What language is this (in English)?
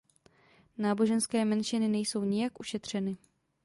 Czech